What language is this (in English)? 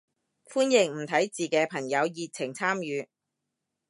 Cantonese